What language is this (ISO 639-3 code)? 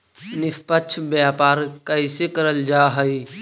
mag